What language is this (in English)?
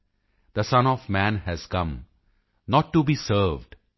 Punjabi